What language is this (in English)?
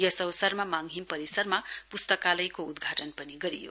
Nepali